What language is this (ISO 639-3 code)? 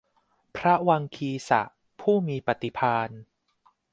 tha